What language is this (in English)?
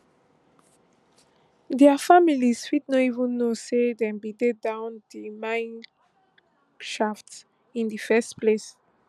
Nigerian Pidgin